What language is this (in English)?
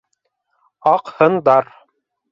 Bashkir